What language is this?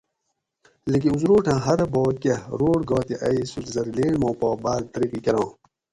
Gawri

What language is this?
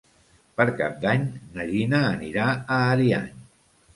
Catalan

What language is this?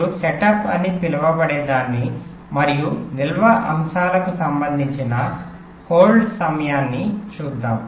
Telugu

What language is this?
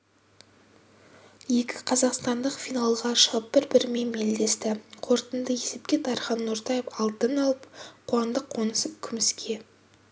Kazakh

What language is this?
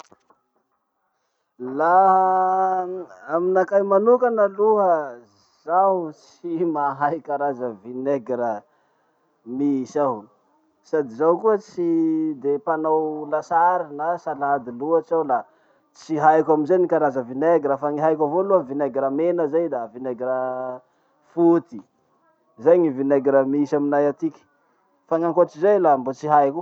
Masikoro Malagasy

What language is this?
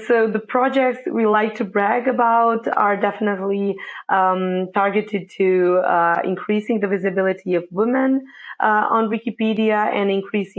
English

